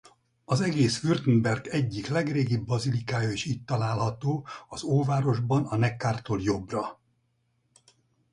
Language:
Hungarian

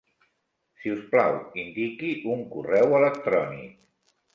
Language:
Catalan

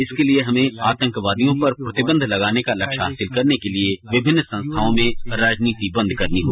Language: Hindi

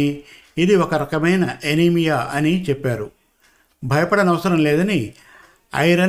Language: Telugu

